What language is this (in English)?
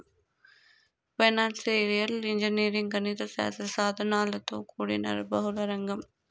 Telugu